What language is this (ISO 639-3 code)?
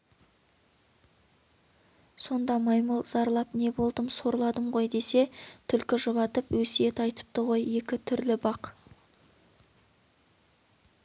kaz